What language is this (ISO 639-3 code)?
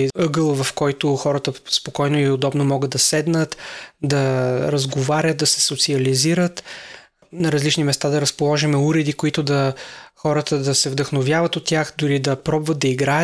bul